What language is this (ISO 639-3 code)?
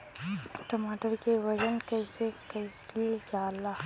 bho